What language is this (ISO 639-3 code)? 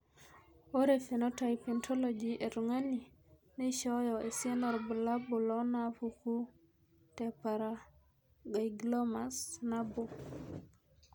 mas